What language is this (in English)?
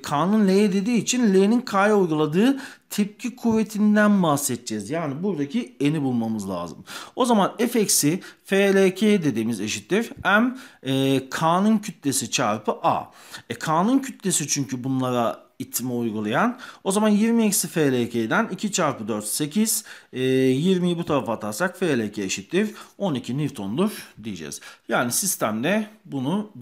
Turkish